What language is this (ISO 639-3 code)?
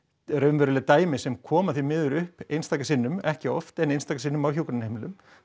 isl